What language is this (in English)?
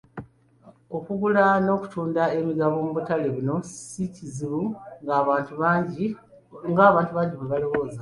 Ganda